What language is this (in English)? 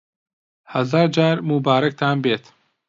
Central Kurdish